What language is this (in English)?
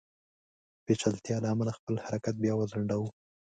Pashto